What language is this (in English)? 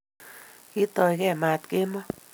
Kalenjin